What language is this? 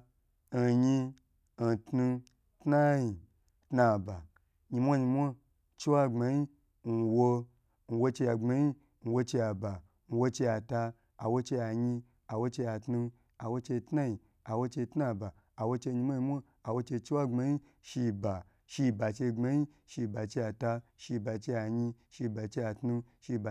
Gbagyi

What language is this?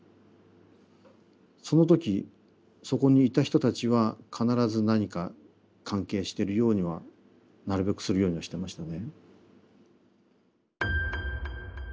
Japanese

